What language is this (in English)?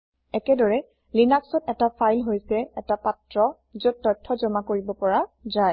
Assamese